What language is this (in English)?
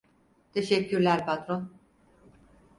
Turkish